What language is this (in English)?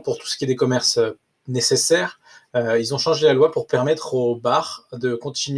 French